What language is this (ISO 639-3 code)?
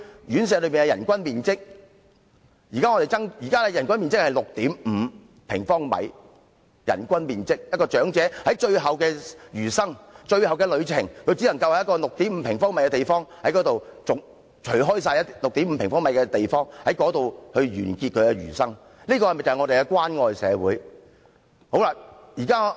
yue